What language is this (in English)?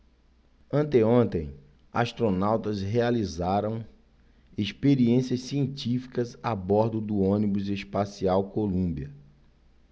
Portuguese